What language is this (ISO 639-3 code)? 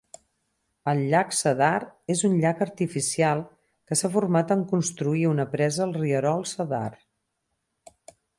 cat